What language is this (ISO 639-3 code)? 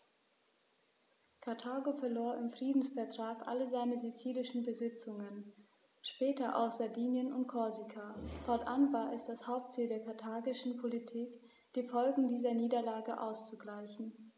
deu